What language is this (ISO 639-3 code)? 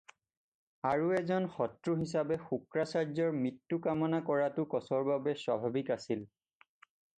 asm